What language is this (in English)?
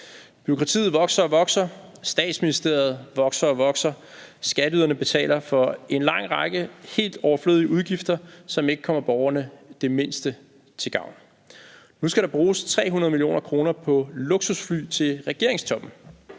Danish